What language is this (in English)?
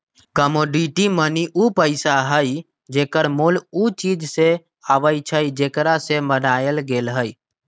Magahi